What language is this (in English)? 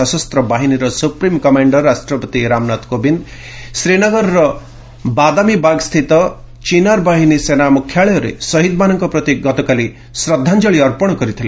Odia